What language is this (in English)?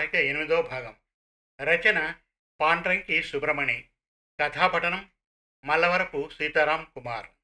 Telugu